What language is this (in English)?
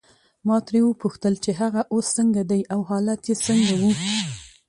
Pashto